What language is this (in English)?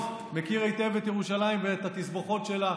Hebrew